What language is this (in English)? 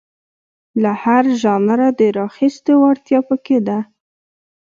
Pashto